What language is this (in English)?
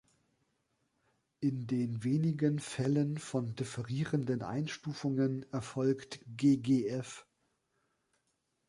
German